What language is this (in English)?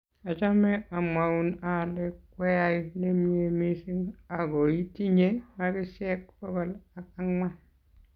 Kalenjin